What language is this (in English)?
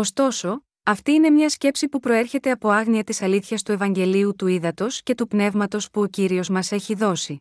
Greek